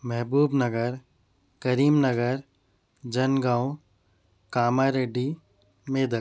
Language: Urdu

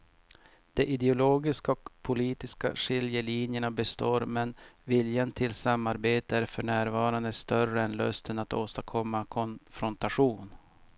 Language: Swedish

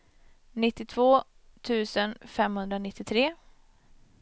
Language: Swedish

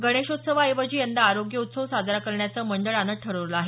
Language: Marathi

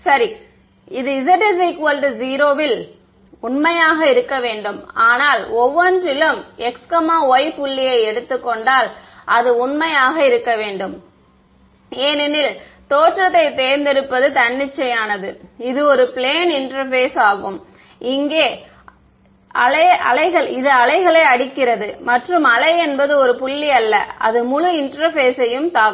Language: Tamil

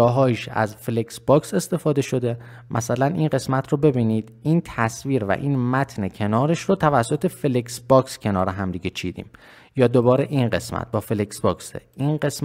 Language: Persian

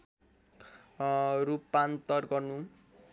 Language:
Nepali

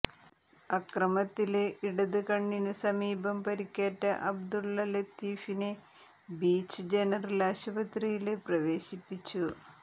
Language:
Malayalam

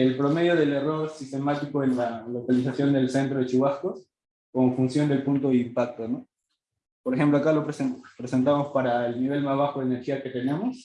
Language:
Spanish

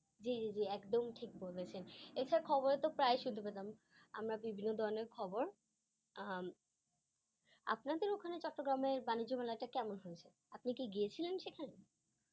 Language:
Bangla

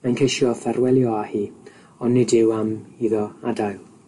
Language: Welsh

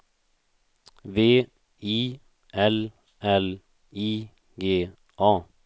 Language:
Swedish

